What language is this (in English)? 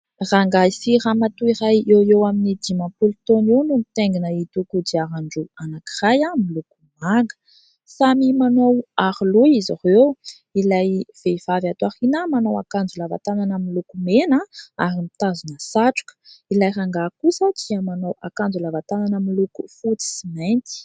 Malagasy